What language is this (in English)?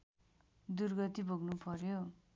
Nepali